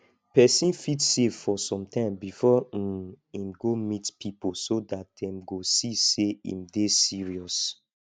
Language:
Nigerian Pidgin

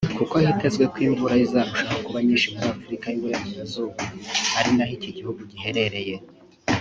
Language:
Kinyarwanda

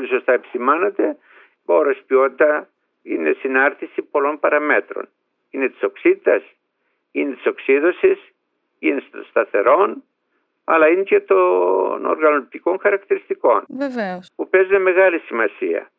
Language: Greek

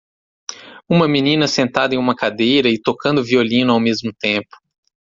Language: Portuguese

